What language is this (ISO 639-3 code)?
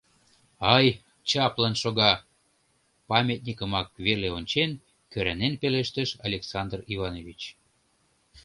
chm